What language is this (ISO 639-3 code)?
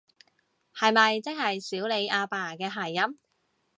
yue